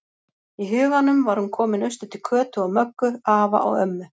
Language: Icelandic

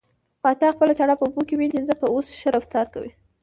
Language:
Pashto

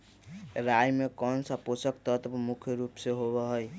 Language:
Magahi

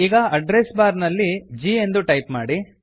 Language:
Kannada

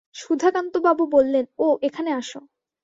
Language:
Bangla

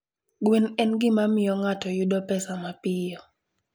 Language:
Luo (Kenya and Tanzania)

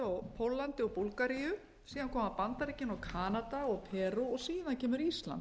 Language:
Icelandic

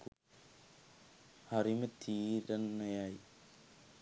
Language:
Sinhala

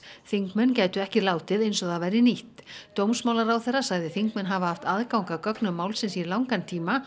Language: Icelandic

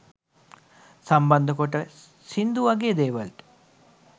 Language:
Sinhala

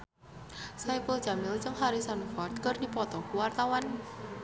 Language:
Sundanese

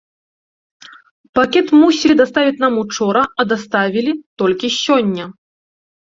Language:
Belarusian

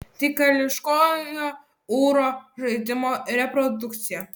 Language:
Lithuanian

